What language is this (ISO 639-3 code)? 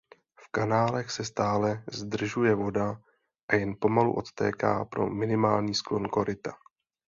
ces